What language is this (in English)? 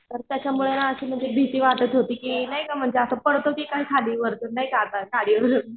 Marathi